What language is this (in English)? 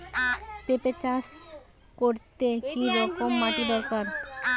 Bangla